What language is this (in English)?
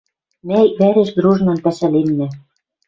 Western Mari